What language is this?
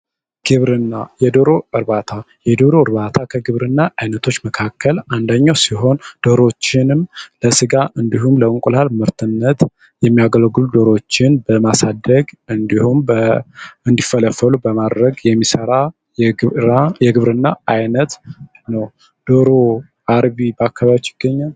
Amharic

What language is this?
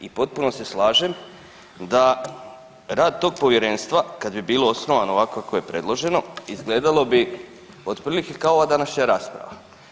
Croatian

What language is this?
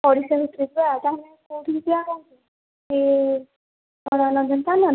Odia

